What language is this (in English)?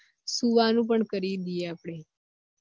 Gujarati